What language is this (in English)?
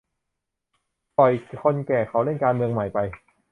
Thai